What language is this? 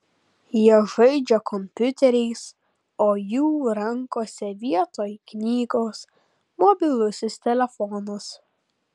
Lithuanian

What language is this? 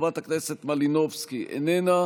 Hebrew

